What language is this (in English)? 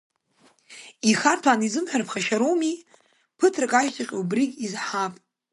Abkhazian